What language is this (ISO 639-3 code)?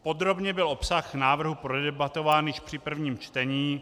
ces